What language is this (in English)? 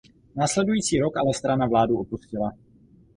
Czech